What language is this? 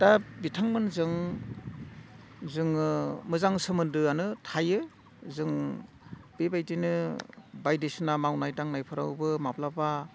Bodo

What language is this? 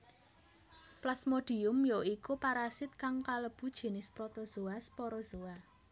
Javanese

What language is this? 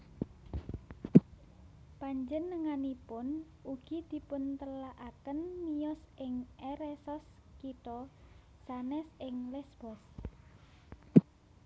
Javanese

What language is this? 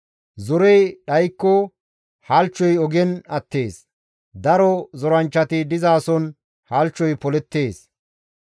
Gamo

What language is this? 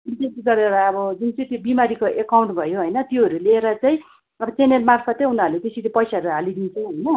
Nepali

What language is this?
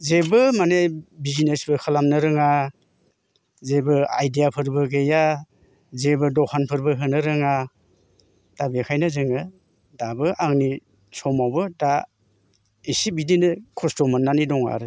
Bodo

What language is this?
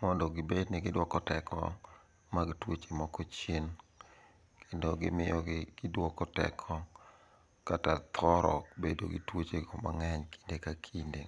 Luo (Kenya and Tanzania)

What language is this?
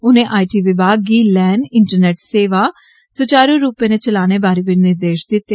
Dogri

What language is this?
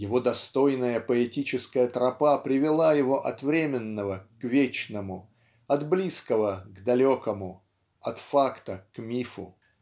Russian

